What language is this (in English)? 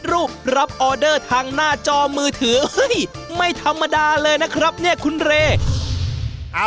Thai